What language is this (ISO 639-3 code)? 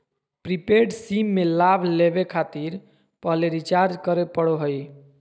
mag